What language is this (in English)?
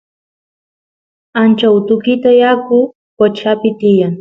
Santiago del Estero Quichua